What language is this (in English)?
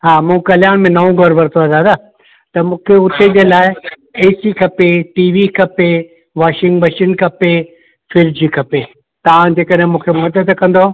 Sindhi